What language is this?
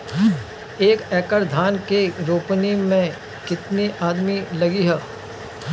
Bhojpuri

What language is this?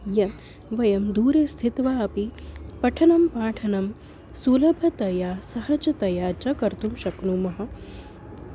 Sanskrit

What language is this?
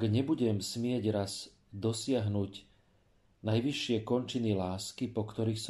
Slovak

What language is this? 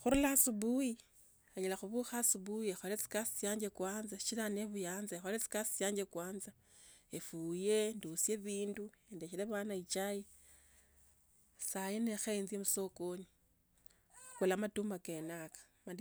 Tsotso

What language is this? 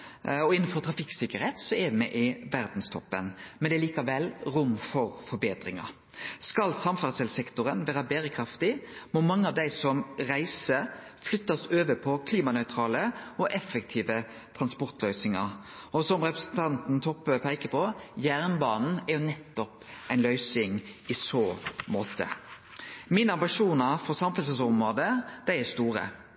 Norwegian Nynorsk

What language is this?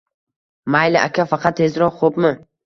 Uzbek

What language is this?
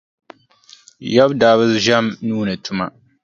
Dagbani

